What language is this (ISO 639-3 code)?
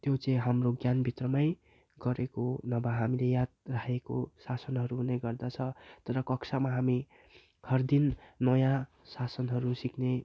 nep